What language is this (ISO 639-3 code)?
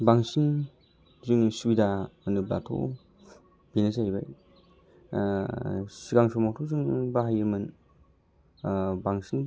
brx